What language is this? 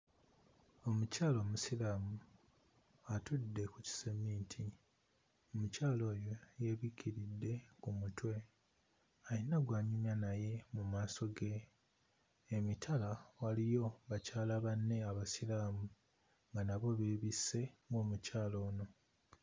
Ganda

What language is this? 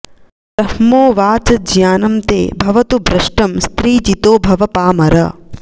Sanskrit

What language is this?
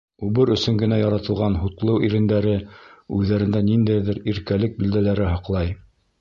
Bashkir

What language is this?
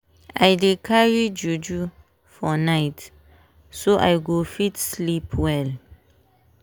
Nigerian Pidgin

